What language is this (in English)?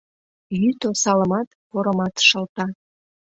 Mari